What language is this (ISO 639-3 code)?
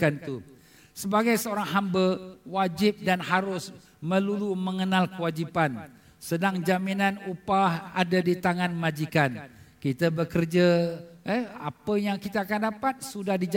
msa